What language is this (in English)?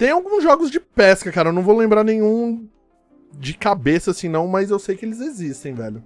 Portuguese